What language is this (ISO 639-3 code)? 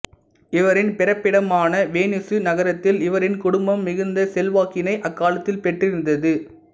tam